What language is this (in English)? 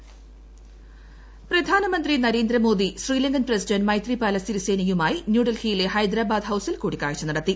Malayalam